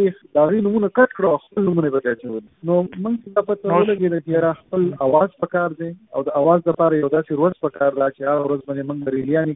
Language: Urdu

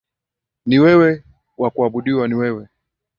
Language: Swahili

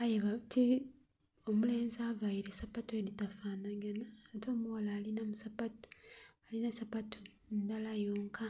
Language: Soga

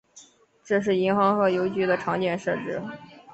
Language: Chinese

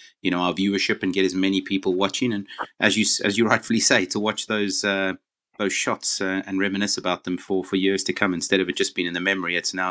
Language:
English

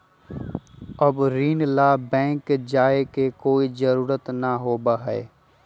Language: Magahi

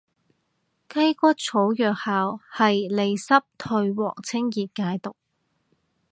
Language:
Cantonese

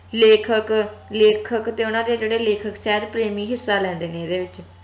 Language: Punjabi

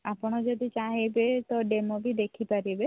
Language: Odia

